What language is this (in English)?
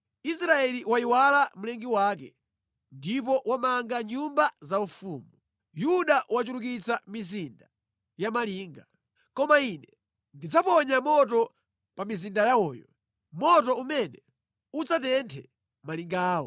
Nyanja